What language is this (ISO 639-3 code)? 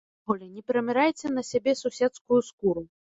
bel